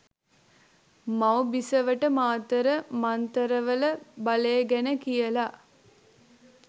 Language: Sinhala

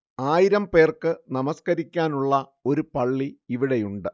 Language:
Malayalam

